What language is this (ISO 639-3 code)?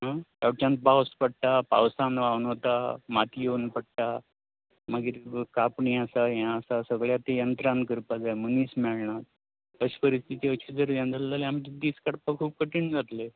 kok